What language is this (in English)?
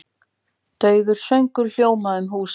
Icelandic